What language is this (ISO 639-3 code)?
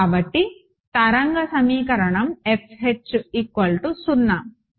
tel